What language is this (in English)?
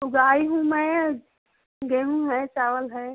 Hindi